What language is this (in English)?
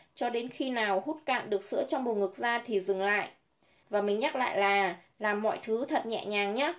Vietnamese